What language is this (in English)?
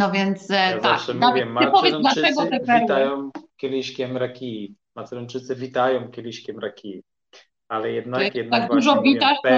Polish